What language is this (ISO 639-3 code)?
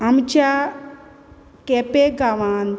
kok